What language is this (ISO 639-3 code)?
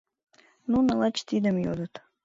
chm